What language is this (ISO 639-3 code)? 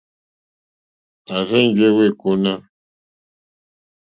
bri